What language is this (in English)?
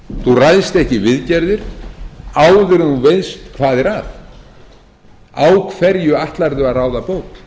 Icelandic